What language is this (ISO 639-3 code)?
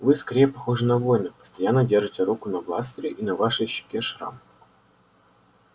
rus